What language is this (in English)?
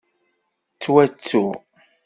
Kabyle